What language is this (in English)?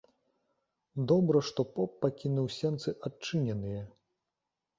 Belarusian